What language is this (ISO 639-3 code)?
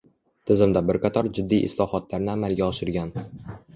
uzb